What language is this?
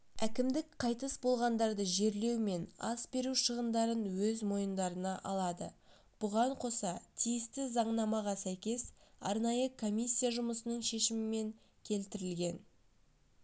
Kazakh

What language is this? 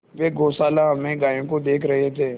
Hindi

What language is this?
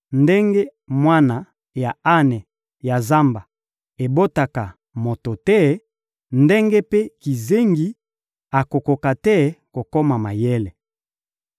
Lingala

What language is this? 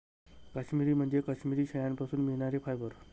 Marathi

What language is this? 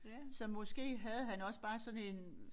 Danish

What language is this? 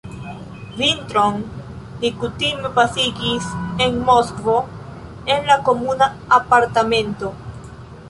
Esperanto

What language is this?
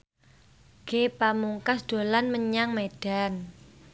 Javanese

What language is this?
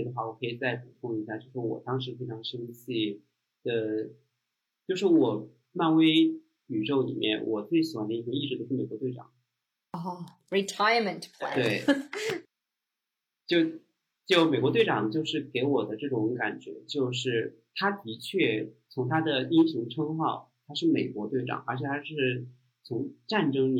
Chinese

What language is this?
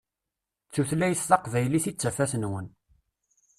Kabyle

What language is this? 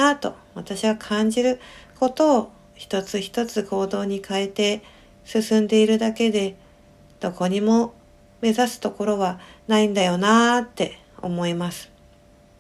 Japanese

